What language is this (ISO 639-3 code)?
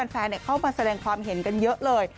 tha